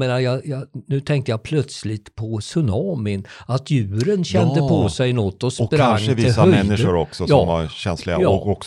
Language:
Swedish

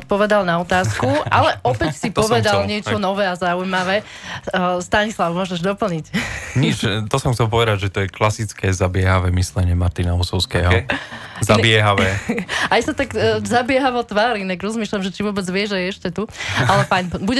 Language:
Slovak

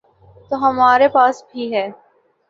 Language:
Urdu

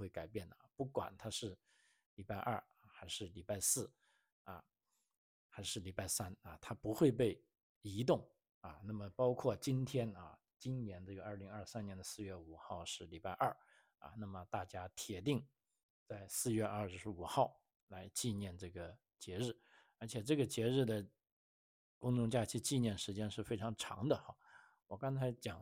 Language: Chinese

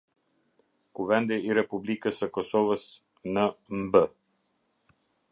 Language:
Albanian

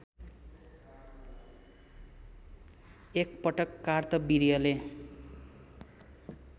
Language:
Nepali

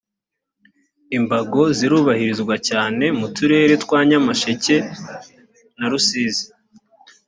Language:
Kinyarwanda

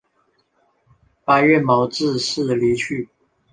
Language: Chinese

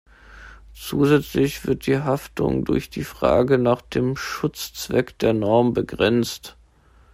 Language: German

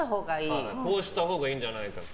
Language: Japanese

